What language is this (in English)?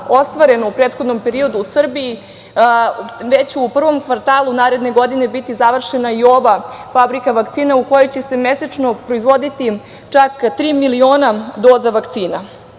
Serbian